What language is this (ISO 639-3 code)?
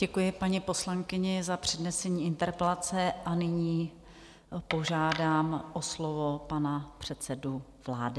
ces